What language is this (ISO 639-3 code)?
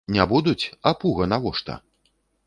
bel